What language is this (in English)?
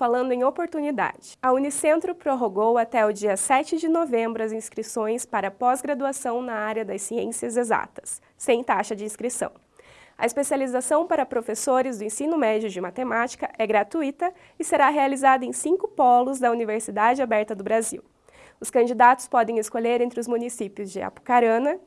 Portuguese